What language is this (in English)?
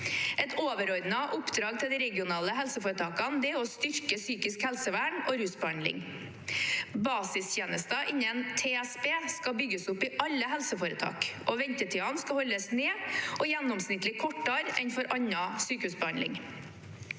Norwegian